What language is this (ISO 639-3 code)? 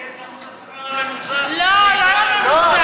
heb